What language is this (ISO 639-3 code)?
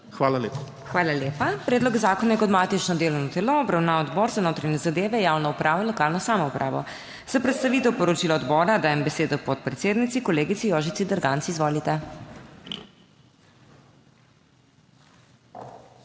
slv